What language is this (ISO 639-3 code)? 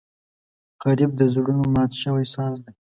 pus